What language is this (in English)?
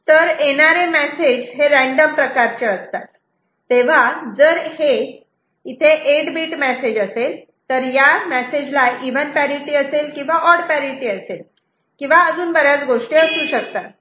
Marathi